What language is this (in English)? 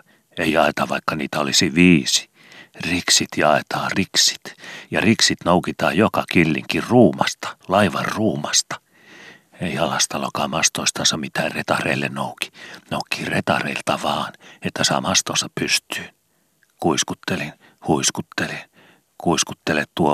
Finnish